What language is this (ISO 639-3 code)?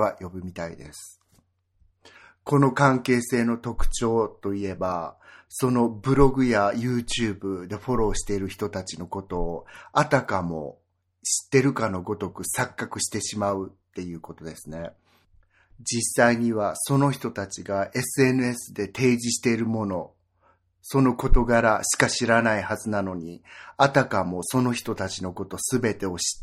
jpn